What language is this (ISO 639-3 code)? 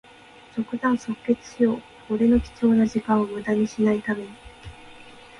jpn